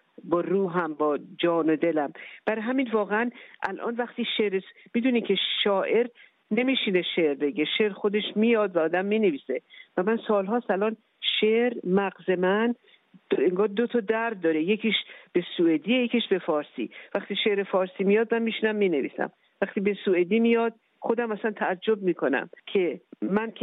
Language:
Persian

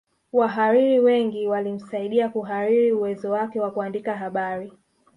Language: Swahili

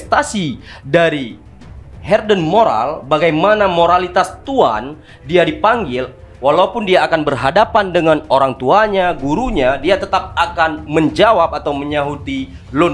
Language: Indonesian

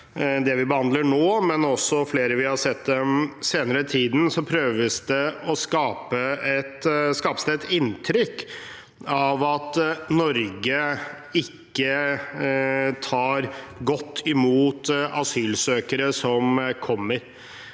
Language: Norwegian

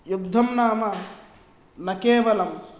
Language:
Sanskrit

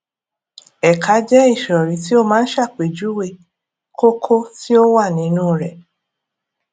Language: Yoruba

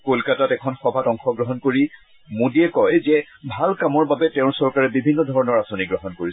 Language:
Assamese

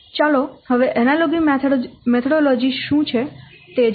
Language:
Gujarati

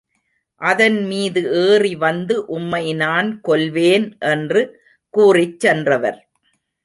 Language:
Tamil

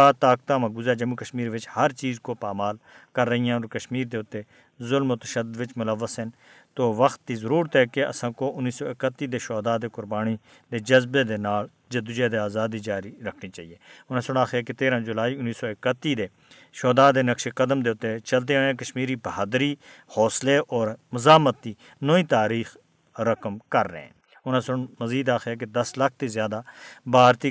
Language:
Urdu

